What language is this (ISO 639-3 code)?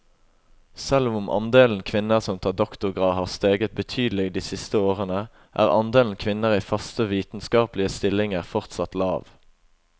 nor